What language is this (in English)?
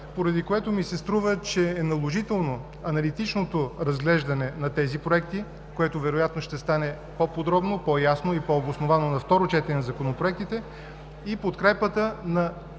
Bulgarian